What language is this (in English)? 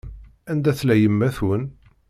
Kabyle